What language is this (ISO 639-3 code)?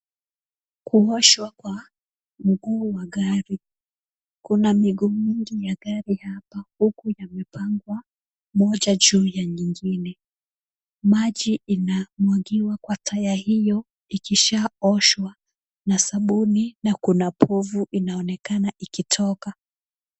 swa